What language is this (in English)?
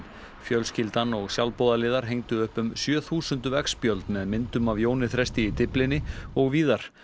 Icelandic